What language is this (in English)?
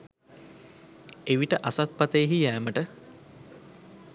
Sinhala